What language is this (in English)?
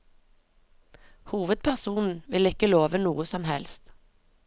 Norwegian